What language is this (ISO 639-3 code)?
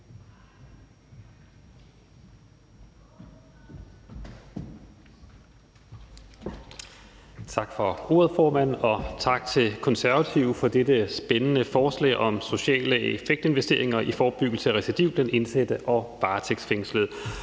dan